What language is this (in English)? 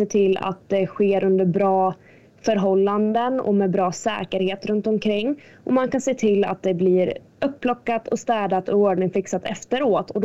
Swedish